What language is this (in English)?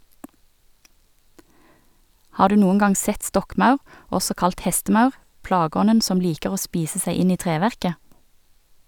Norwegian